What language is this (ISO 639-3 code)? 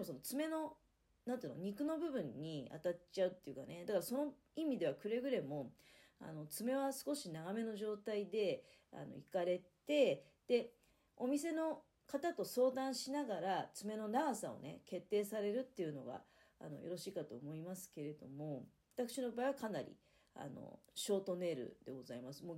jpn